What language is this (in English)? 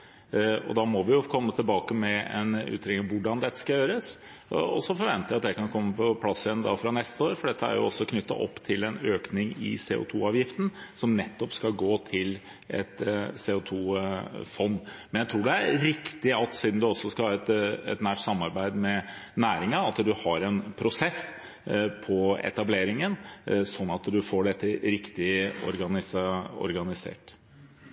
Norwegian Bokmål